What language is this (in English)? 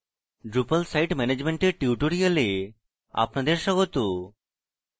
Bangla